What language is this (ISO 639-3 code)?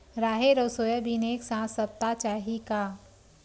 hne